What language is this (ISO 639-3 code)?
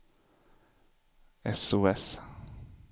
swe